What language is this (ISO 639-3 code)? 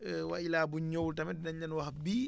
wol